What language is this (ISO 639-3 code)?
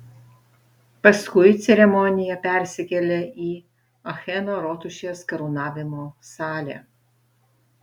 lit